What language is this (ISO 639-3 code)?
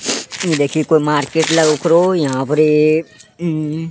anp